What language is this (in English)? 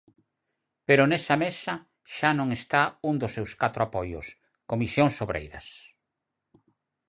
Galician